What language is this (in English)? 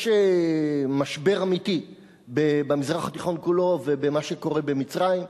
Hebrew